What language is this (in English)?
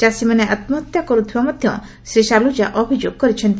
Odia